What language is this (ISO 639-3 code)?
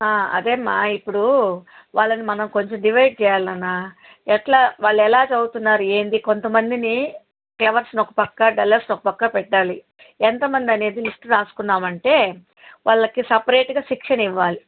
tel